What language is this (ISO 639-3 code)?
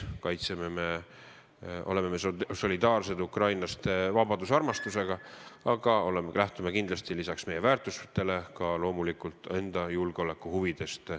est